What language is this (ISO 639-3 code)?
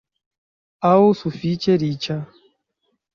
epo